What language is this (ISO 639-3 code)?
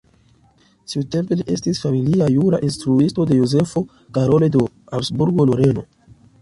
epo